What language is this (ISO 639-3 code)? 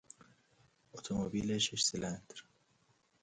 fas